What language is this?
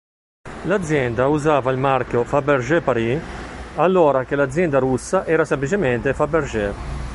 Italian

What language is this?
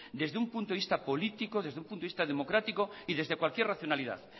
Spanish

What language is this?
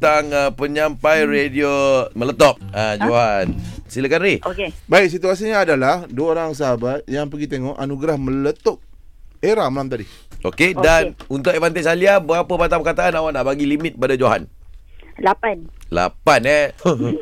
Malay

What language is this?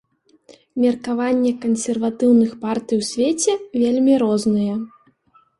Belarusian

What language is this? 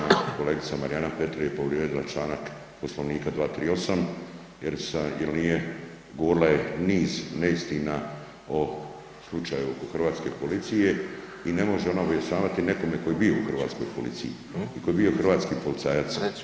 Croatian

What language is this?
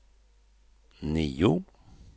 Swedish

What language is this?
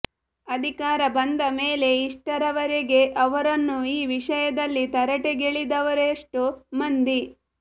Kannada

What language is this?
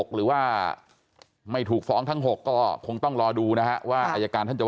Thai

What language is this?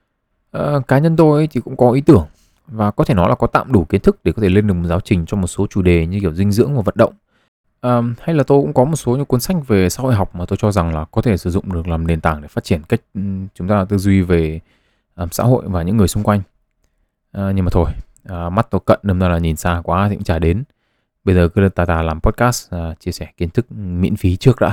Vietnamese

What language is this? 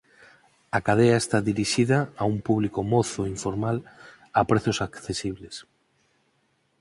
Galician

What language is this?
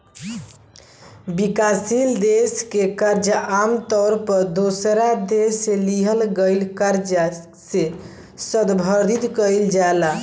Bhojpuri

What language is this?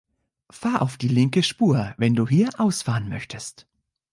German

